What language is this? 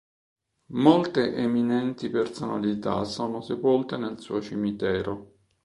Italian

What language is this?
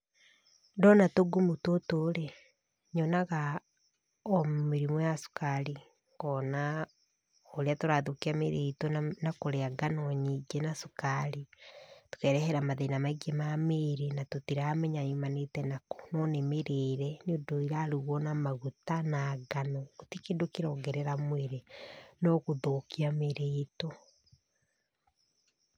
Kikuyu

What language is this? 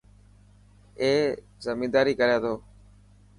Dhatki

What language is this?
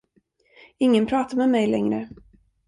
Swedish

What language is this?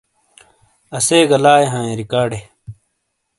Shina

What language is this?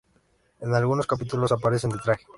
Spanish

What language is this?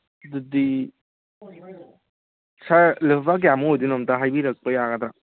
Manipuri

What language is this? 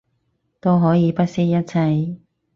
Cantonese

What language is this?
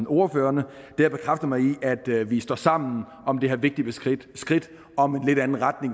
Danish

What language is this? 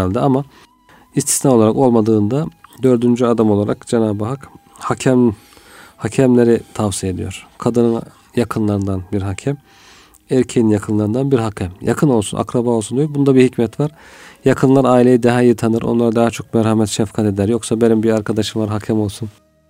Turkish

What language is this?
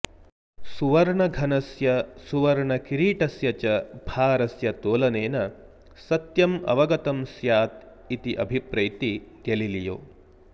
Sanskrit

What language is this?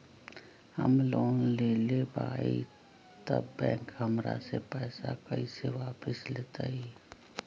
Magahi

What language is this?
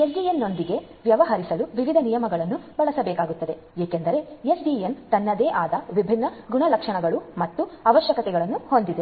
Kannada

